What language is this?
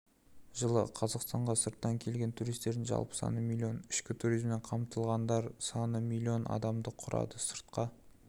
Kazakh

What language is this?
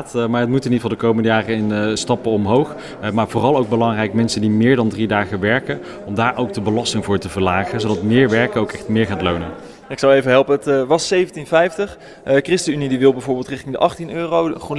Dutch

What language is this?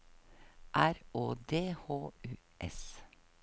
Norwegian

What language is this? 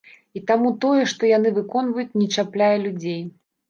Belarusian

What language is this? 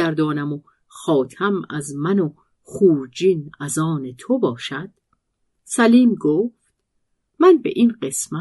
Persian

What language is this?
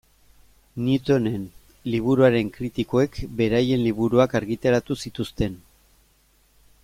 Basque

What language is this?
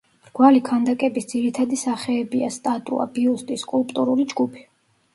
Georgian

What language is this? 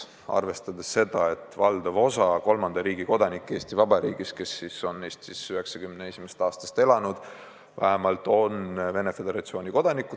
Estonian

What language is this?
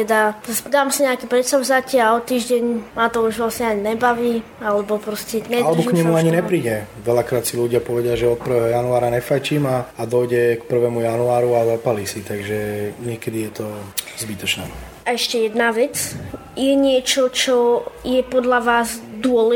Slovak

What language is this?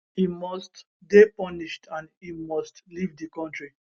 Nigerian Pidgin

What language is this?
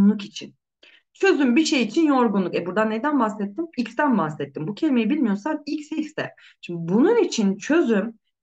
Turkish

